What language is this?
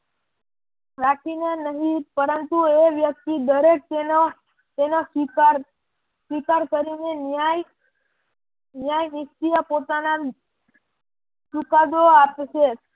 Gujarati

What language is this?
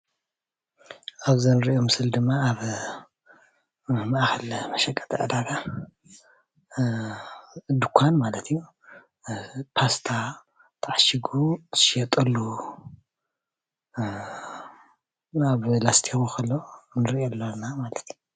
Tigrinya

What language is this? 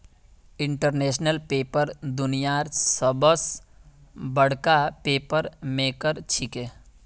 Magahi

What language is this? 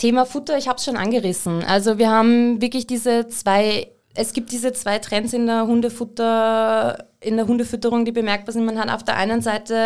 German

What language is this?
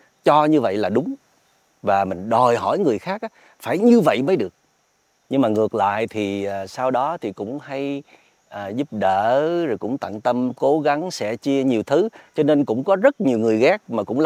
Vietnamese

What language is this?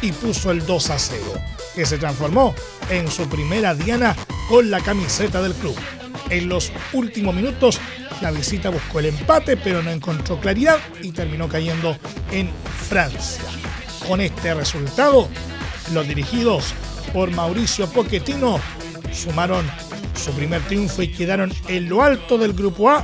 Spanish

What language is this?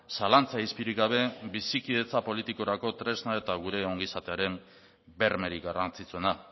Basque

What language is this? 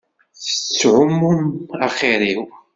Kabyle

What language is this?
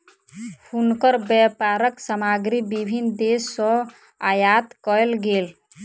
Maithili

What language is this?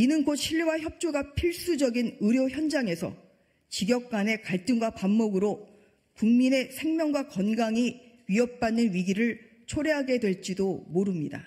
Korean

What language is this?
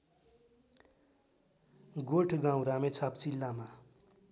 Nepali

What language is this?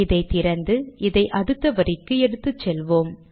Tamil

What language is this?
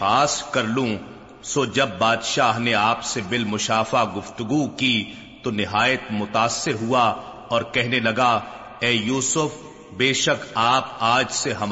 Urdu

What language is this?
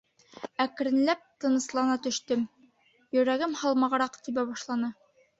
Bashkir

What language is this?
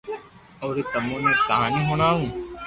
Loarki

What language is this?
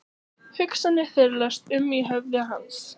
Icelandic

